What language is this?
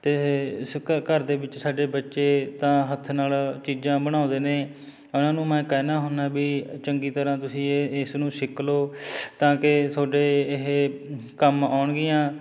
Punjabi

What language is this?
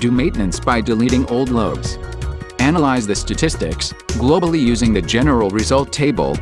English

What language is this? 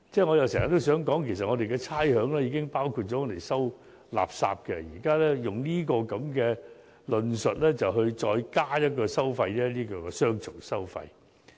Cantonese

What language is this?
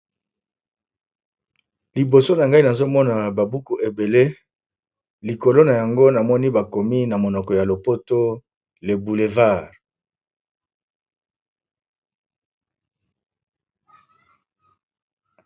Lingala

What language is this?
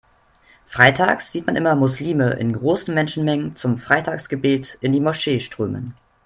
German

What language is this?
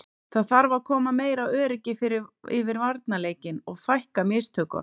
Icelandic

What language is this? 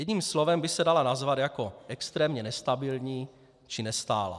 Czech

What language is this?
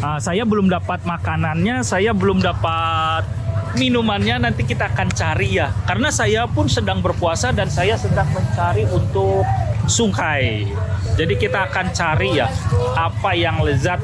Indonesian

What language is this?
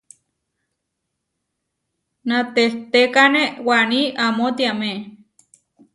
Huarijio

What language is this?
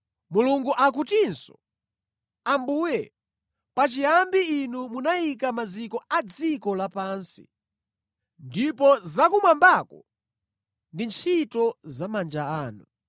Nyanja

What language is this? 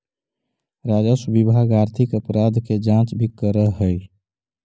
Magahi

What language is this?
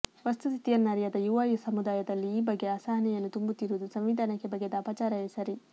Kannada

